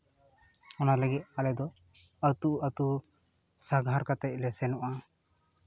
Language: Santali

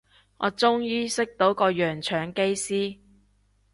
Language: Cantonese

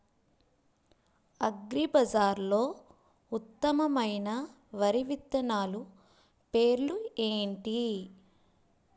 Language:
Telugu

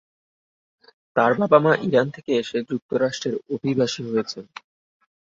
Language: Bangla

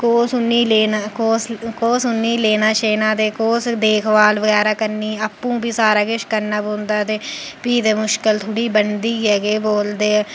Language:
Dogri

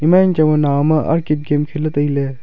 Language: Wancho Naga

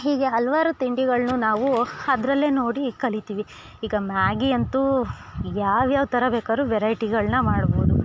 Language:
Kannada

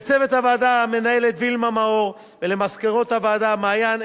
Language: Hebrew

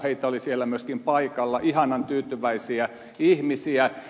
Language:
Finnish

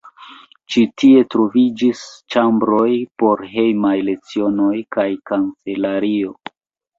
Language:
Esperanto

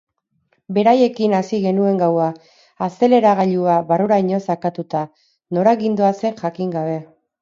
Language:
Basque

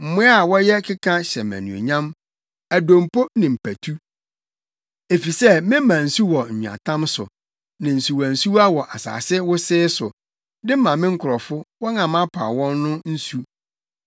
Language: Akan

